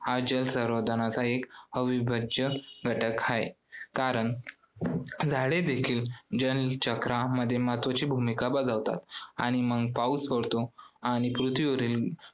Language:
Marathi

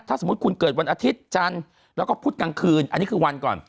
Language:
Thai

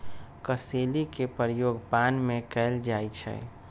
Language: Magahi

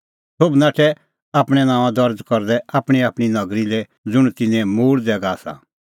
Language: Kullu Pahari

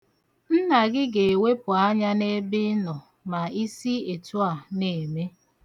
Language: Igbo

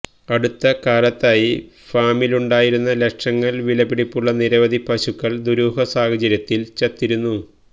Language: Malayalam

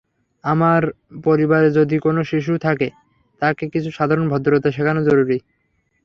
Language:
Bangla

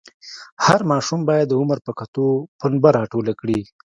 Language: Pashto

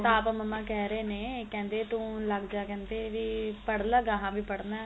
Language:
Punjabi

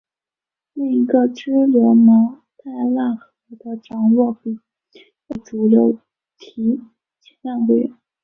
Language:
Chinese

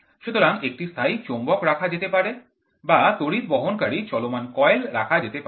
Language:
Bangla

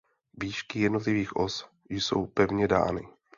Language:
Czech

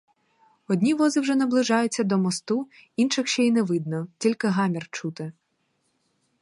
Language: Ukrainian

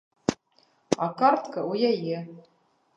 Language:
Belarusian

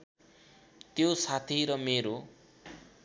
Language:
Nepali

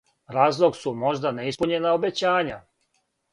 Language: Serbian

